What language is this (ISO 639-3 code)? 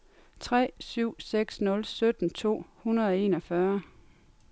dan